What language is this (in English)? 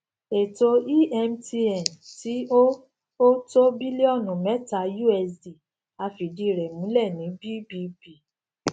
Yoruba